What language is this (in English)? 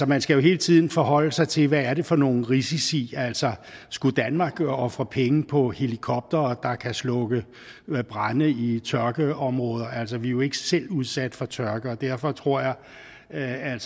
Danish